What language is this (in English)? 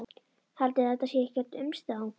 Icelandic